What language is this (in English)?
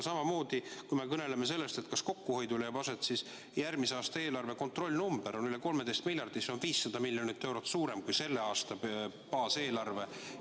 Estonian